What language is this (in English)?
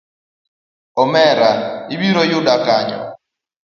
Luo (Kenya and Tanzania)